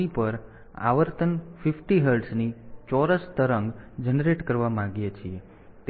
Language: Gujarati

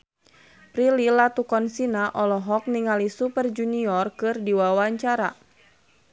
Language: Sundanese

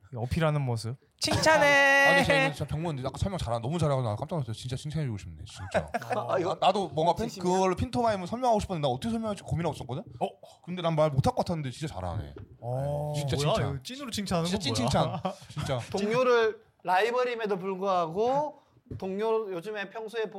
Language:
Korean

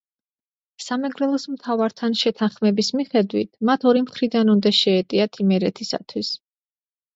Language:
Georgian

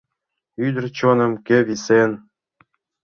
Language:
Mari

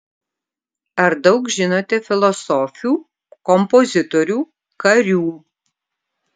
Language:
Lithuanian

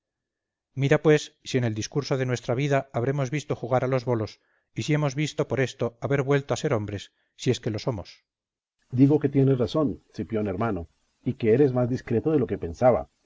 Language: Spanish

